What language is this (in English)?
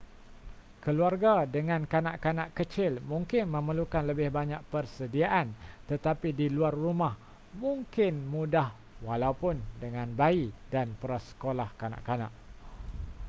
Malay